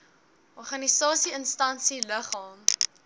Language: Afrikaans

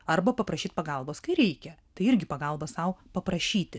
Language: Lithuanian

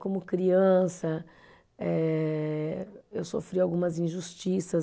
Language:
Portuguese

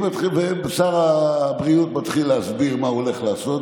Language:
Hebrew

